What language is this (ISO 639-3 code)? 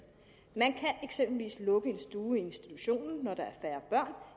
dan